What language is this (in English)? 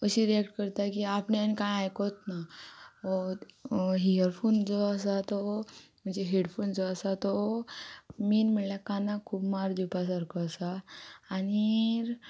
Konkani